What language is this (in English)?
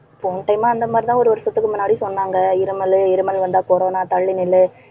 Tamil